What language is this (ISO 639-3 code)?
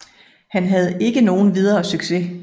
dan